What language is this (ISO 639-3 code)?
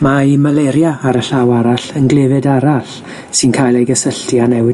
cym